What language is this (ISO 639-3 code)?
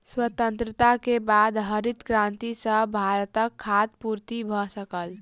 mai